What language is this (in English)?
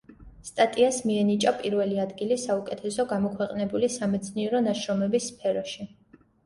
Georgian